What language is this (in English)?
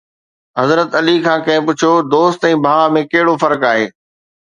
Sindhi